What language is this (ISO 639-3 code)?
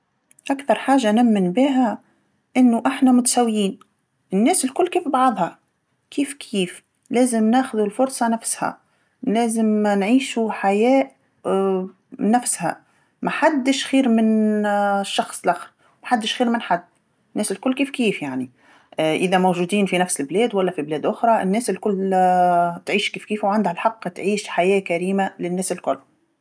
aeb